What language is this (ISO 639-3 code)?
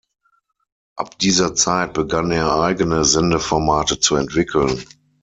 deu